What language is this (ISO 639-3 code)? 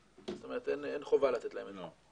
heb